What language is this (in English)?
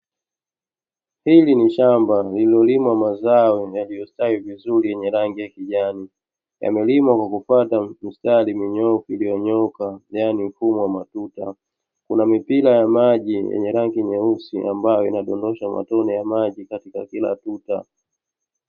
Swahili